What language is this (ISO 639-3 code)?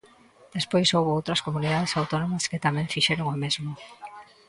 glg